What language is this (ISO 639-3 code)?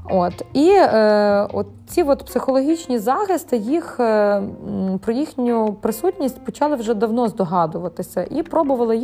ukr